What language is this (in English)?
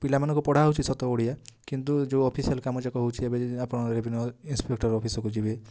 Odia